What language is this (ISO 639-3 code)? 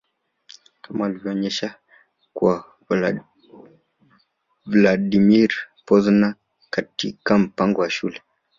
swa